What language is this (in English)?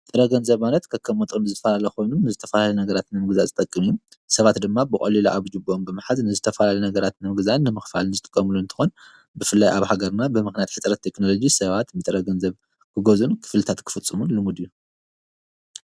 Tigrinya